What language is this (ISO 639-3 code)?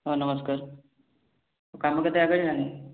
ori